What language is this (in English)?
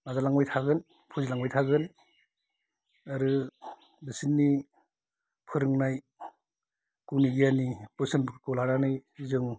Bodo